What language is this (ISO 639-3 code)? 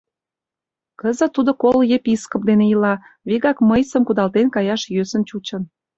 chm